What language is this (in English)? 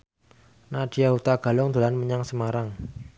Javanese